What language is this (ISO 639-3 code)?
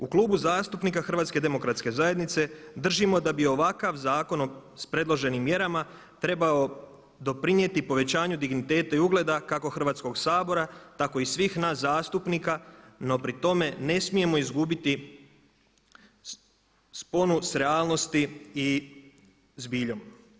hrv